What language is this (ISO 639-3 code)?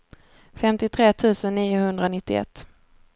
swe